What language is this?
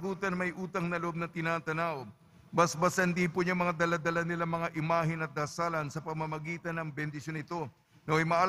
Filipino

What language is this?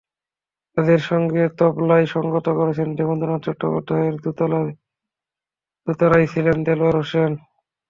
Bangla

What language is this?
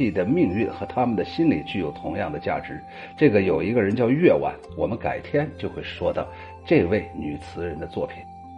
Chinese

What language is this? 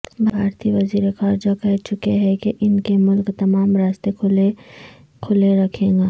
Urdu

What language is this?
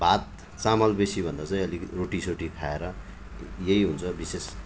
Nepali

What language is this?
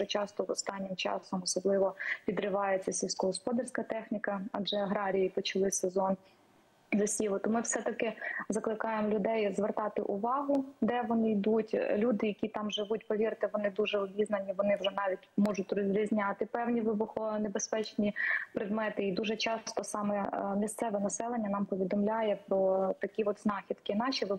Ukrainian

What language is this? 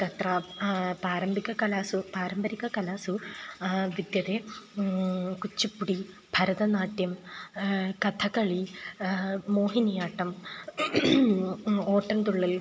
Sanskrit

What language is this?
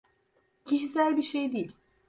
Turkish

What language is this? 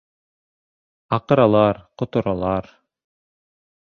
Bashkir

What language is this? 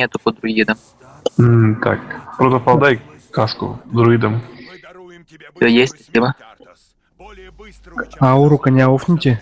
Russian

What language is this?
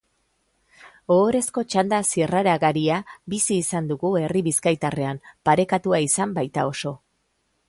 Basque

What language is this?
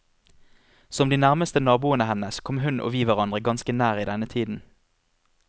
Norwegian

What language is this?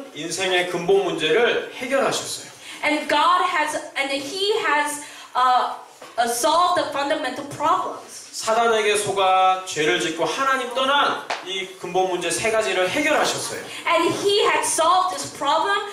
Korean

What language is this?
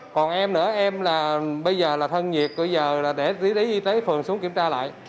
Vietnamese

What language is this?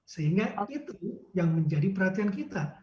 Indonesian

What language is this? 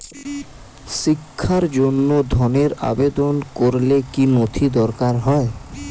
Bangla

